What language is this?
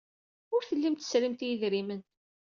Kabyle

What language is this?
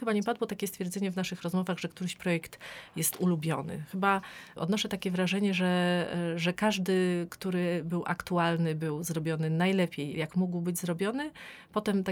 Polish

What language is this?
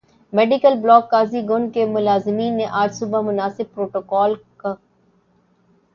Urdu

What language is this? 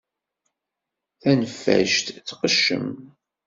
Kabyle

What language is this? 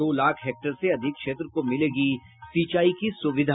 Hindi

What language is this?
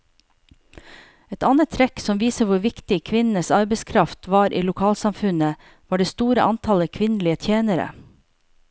Norwegian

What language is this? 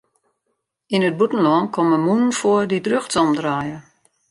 Western Frisian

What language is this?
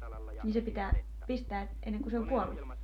Finnish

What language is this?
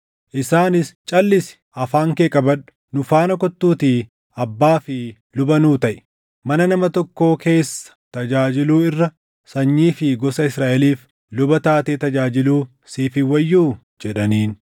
Oromo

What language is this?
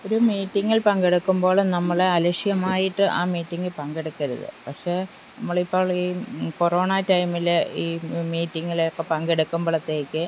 Malayalam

